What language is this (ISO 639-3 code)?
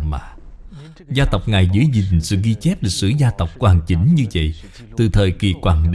vie